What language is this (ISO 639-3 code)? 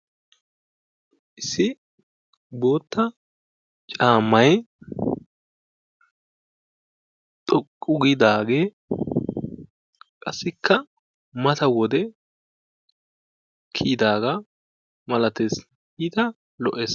wal